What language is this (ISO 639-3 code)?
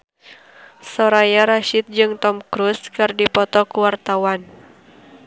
sun